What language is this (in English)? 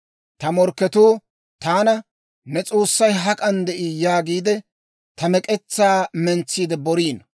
Dawro